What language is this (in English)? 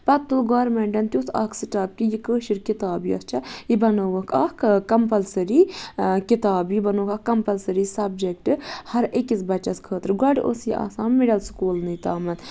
Kashmiri